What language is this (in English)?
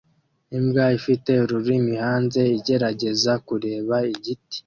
Kinyarwanda